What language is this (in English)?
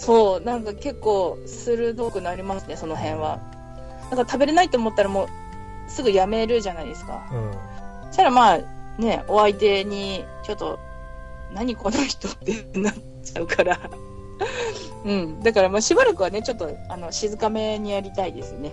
Japanese